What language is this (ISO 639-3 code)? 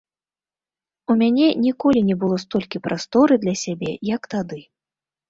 bel